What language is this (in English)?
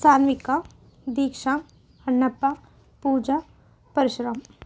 Kannada